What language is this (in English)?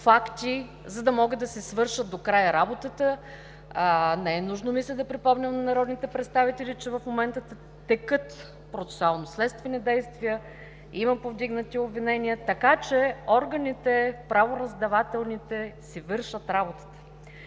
Bulgarian